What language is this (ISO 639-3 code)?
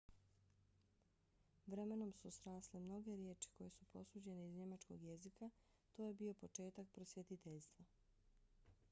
bos